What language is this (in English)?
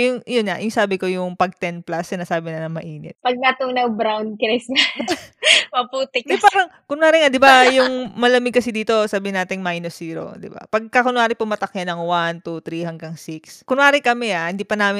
Filipino